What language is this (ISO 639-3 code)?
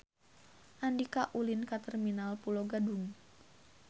sun